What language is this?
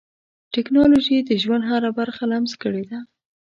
Pashto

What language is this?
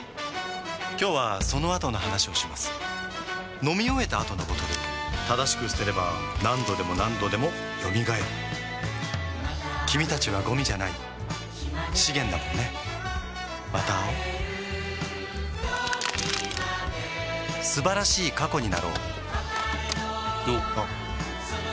Japanese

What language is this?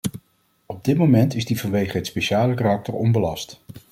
Dutch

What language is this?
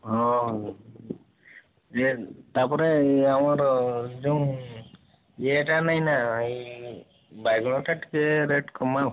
Odia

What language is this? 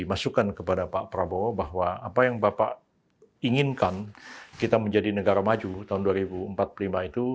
Indonesian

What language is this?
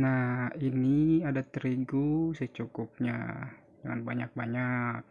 Indonesian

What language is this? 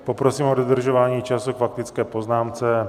Czech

